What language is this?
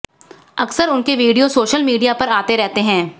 Hindi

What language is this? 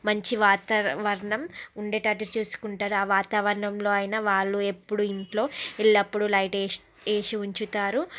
Telugu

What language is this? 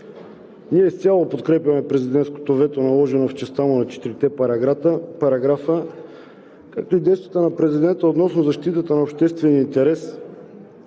Bulgarian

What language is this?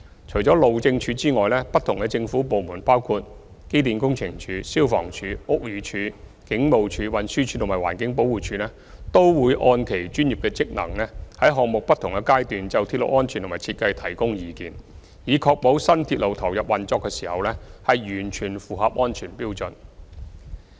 Cantonese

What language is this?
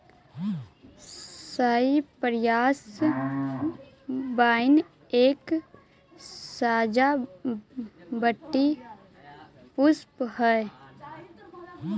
Magahi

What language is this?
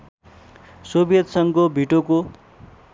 Nepali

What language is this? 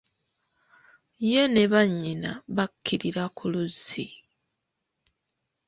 Ganda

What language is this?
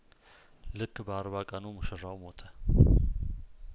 Amharic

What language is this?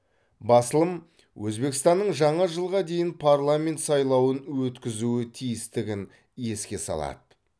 Kazakh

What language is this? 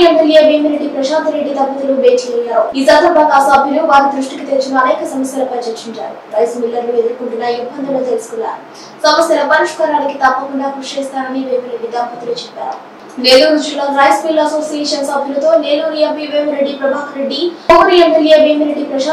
Telugu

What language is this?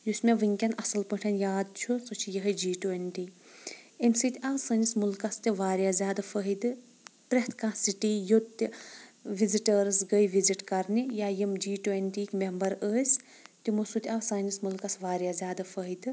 Kashmiri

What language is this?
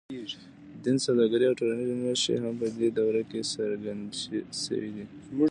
Pashto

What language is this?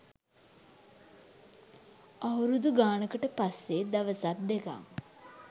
Sinhala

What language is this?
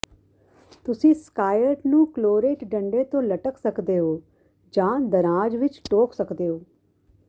Punjabi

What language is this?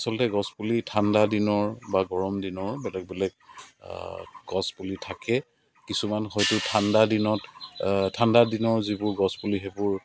Assamese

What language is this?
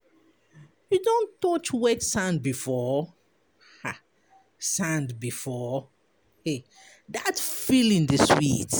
Nigerian Pidgin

